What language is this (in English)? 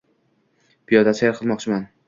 Uzbek